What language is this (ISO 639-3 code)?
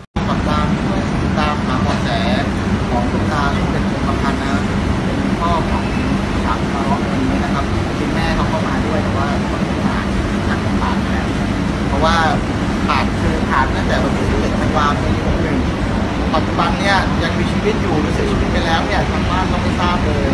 tha